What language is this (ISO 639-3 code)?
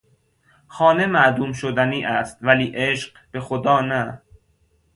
fas